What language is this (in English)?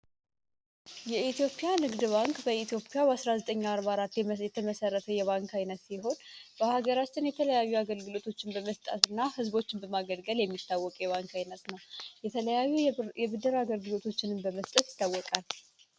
Amharic